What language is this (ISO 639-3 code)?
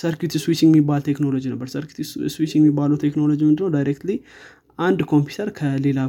amh